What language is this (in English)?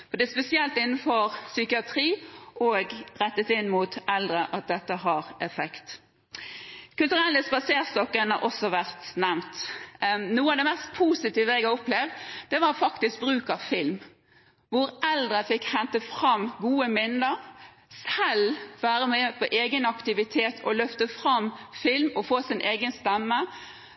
Norwegian